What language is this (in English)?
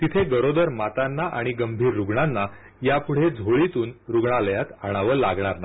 Marathi